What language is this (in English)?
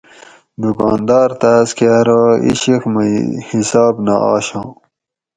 Gawri